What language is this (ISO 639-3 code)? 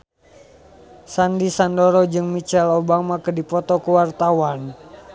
sun